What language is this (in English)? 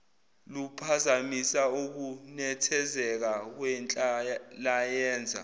Zulu